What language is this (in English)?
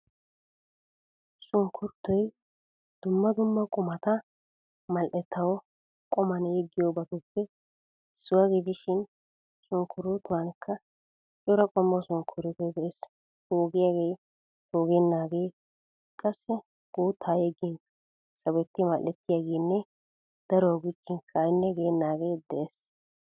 Wolaytta